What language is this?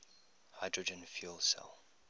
English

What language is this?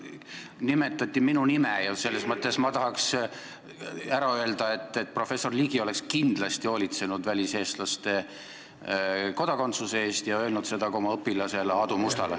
Estonian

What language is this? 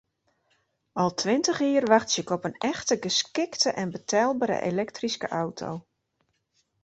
Western Frisian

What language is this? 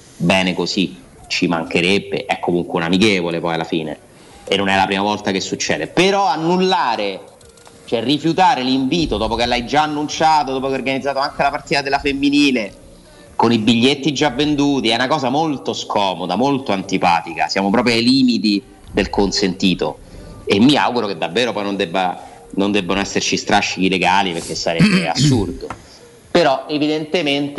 Italian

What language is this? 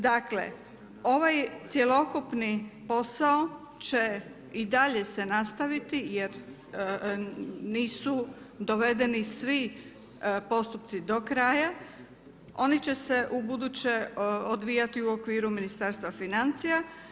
Croatian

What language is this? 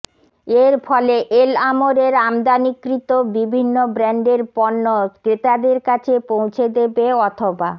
Bangla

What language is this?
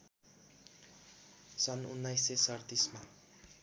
Nepali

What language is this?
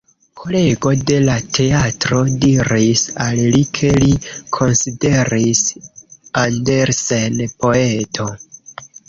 Esperanto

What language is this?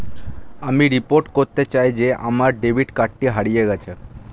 Bangla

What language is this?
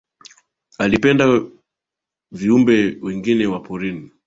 Swahili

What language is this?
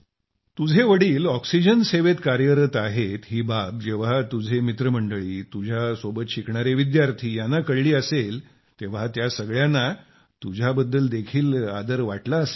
Marathi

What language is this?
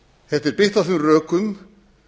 Icelandic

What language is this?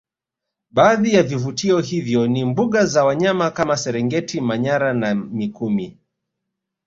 Swahili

